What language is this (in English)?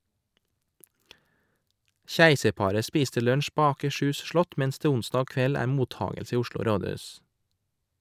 Norwegian